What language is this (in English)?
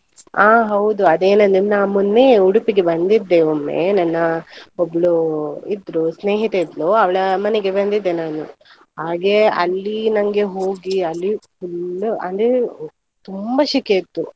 Kannada